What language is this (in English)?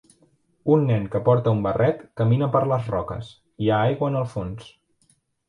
Catalan